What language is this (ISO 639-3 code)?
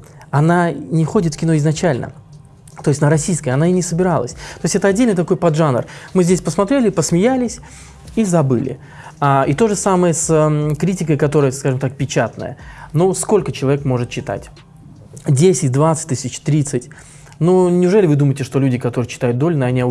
rus